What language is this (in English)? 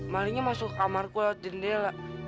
Indonesian